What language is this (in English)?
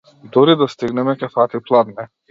Macedonian